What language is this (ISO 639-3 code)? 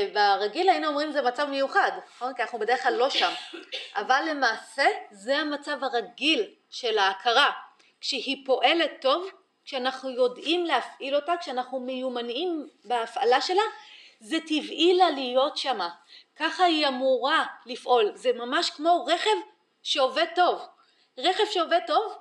heb